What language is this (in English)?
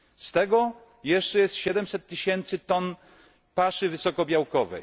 Polish